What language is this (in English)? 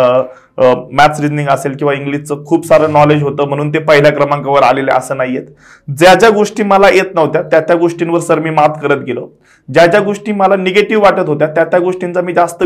Marathi